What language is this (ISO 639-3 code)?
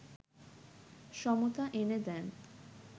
ben